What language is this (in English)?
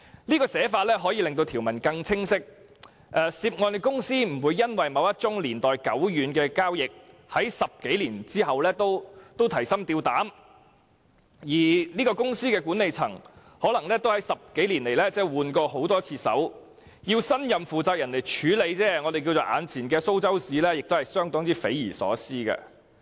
Cantonese